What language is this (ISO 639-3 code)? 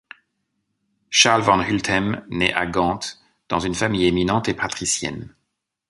fra